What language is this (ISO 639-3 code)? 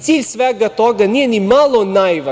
srp